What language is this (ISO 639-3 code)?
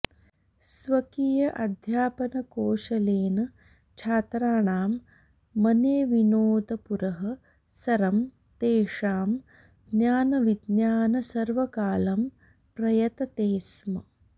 san